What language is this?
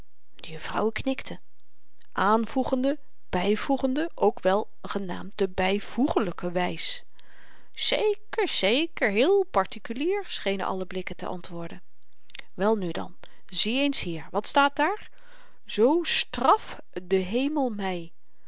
Dutch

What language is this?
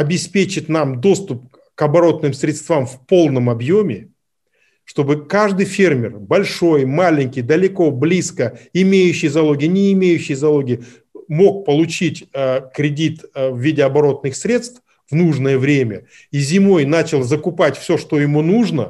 Russian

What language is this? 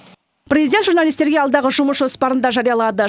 Kazakh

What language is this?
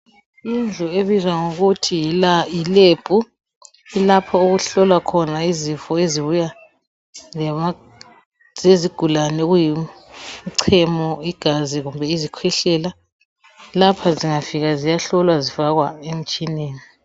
North Ndebele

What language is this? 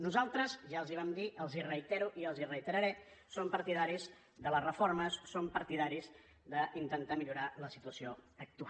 Catalan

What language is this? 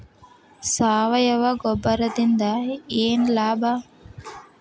Kannada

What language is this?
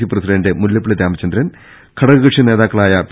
Malayalam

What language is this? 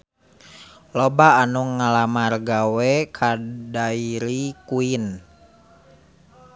Sundanese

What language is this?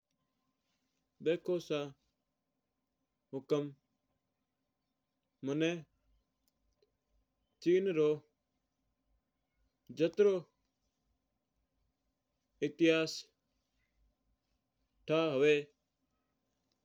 Mewari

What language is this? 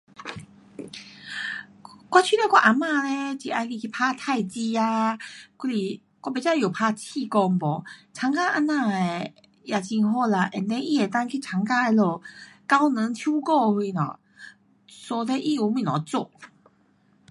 Pu-Xian Chinese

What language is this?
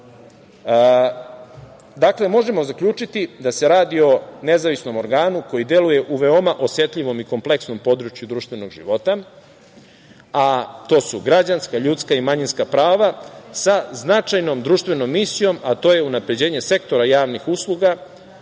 Serbian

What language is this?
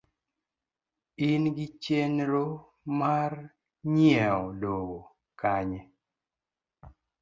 Luo (Kenya and Tanzania)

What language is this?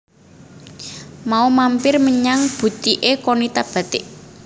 Javanese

